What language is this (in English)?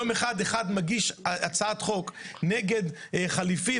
Hebrew